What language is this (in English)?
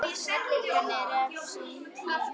Icelandic